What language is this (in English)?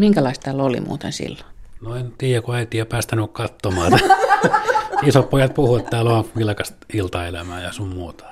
Finnish